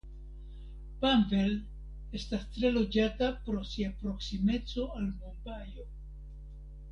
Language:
Esperanto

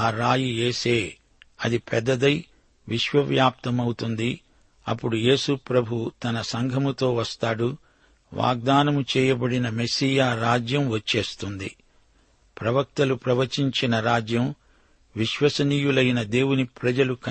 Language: Telugu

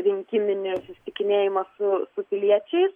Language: Lithuanian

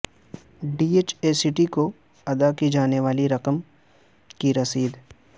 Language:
Urdu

